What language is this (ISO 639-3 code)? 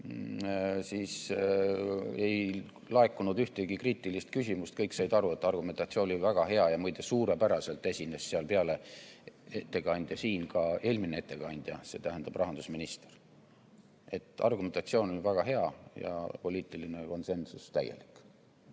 est